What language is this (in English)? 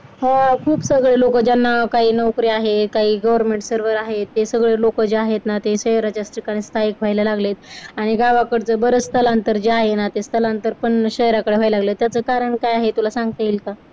Marathi